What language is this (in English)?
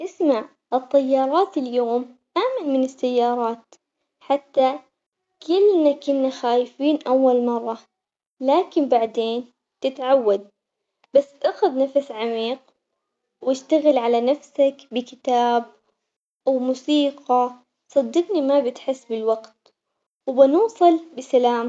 Omani Arabic